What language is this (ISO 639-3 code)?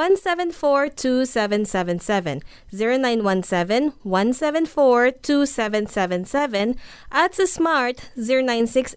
fil